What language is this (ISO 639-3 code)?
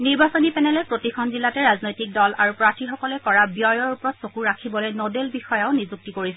asm